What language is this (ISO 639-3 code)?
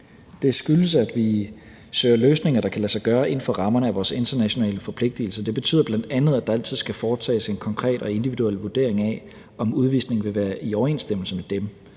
dan